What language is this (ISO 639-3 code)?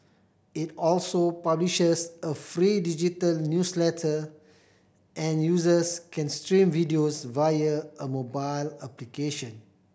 eng